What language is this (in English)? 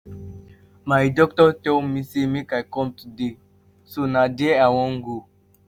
Nigerian Pidgin